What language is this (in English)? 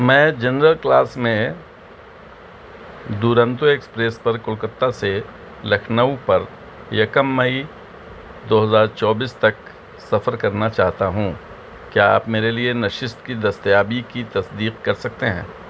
Urdu